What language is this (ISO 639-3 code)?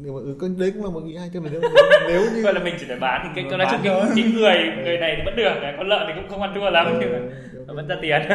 vie